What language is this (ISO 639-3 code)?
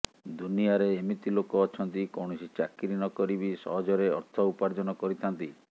ori